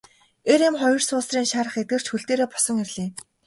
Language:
Mongolian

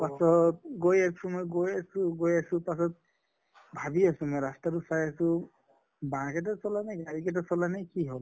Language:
Assamese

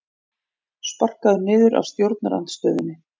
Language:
Icelandic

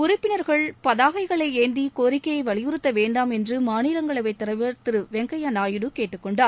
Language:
Tamil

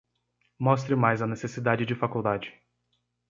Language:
Portuguese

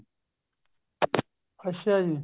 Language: Punjabi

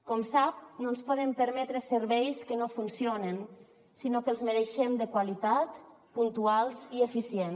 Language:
Catalan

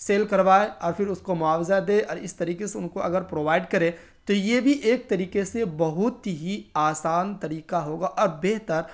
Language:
Urdu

